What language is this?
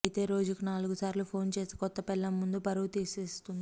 Telugu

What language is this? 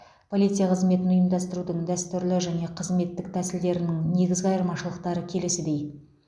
Kazakh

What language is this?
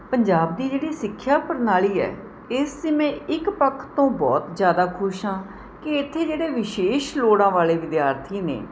Punjabi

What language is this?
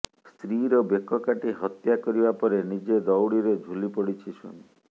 Odia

